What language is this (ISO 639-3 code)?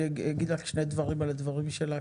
heb